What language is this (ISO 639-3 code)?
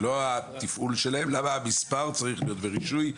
heb